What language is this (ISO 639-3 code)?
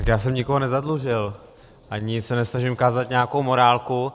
ces